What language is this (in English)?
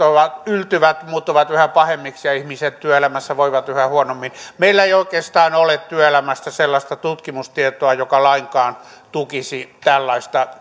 Finnish